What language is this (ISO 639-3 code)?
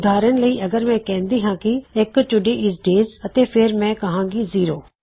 pan